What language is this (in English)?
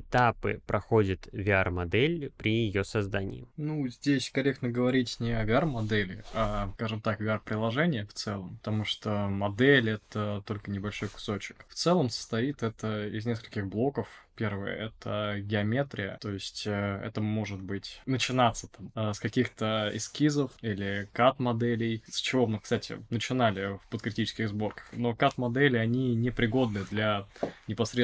Russian